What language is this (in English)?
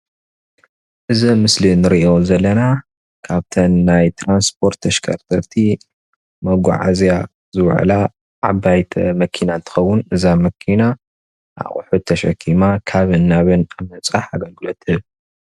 Tigrinya